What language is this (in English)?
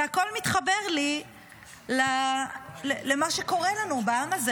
Hebrew